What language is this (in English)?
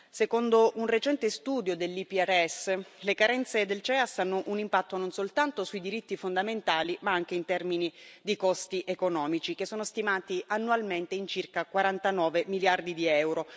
Italian